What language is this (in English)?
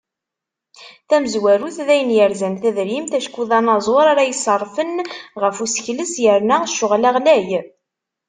Kabyle